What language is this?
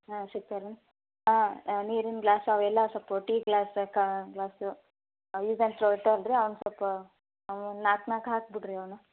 Kannada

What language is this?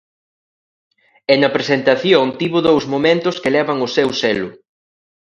Galician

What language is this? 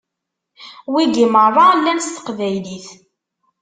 Kabyle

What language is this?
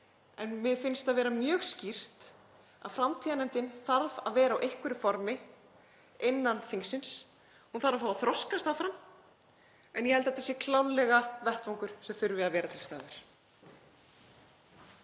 Icelandic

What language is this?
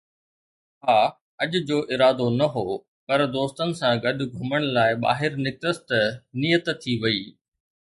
Sindhi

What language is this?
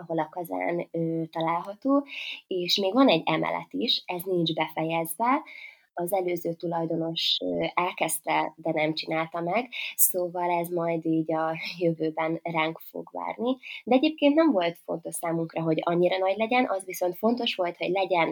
Hungarian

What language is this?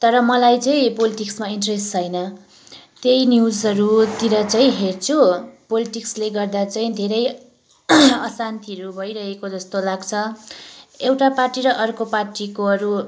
Nepali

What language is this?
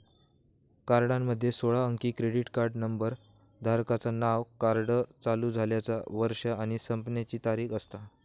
Marathi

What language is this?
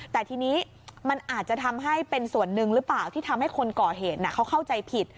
Thai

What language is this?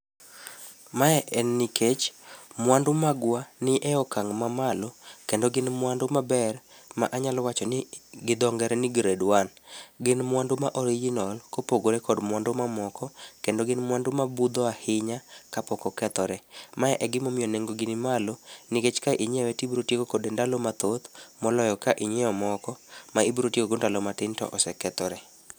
Luo (Kenya and Tanzania)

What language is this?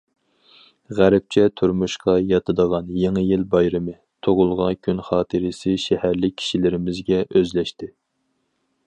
Uyghur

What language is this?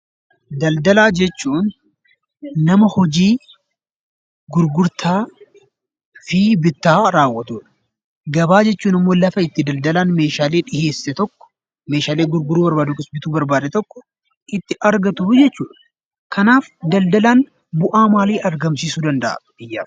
Oromo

